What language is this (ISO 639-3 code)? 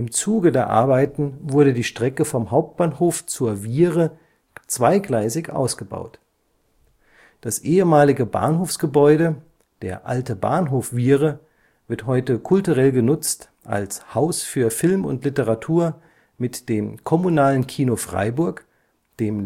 deu